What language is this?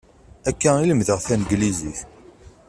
Kabyle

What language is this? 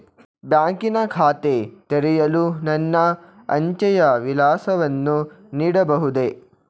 Kannada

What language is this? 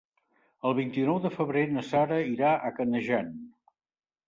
Catalan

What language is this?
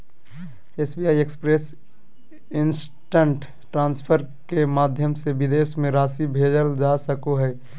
Magahi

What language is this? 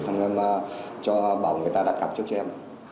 Vietnamese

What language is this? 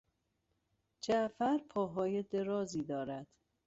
Persian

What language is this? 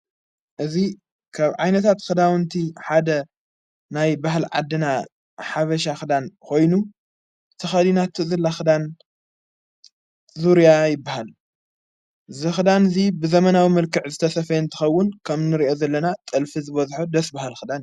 Tigrinya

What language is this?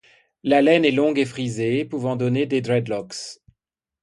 French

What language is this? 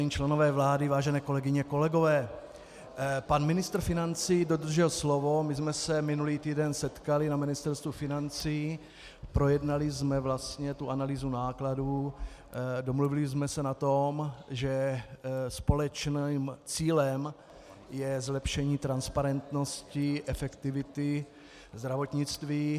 Czech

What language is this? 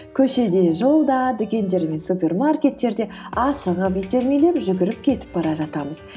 Kazakh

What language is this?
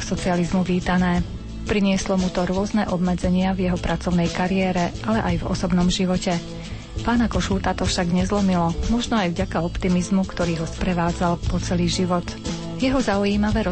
Slovak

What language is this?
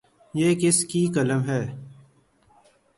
Urdu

